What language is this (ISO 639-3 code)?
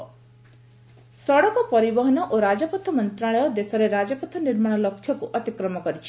ori